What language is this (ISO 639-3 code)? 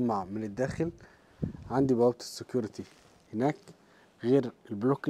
ara